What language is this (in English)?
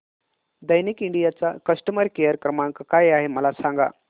Marathi